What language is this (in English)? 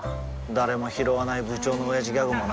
Japanese